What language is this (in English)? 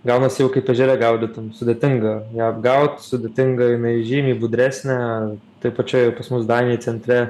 Lithuanian